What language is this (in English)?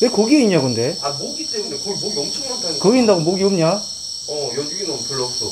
Korean